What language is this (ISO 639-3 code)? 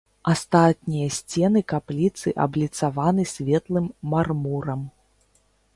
bel